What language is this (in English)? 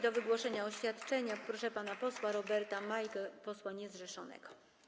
Polish